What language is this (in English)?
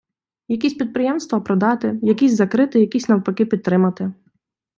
Ukrainian